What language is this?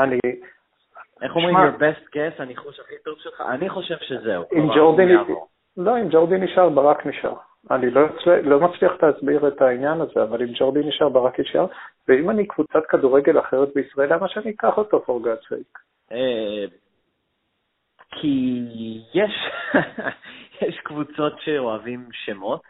Hebrew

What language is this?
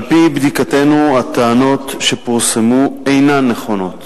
Hebrew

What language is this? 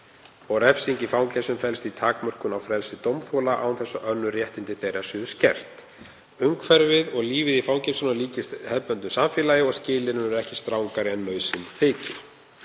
Icelandic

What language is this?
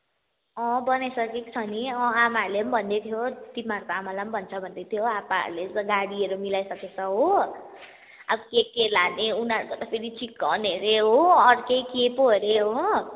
Nepali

